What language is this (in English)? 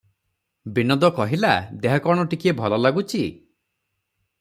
Odia